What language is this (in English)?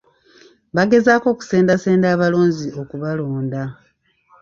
Ganda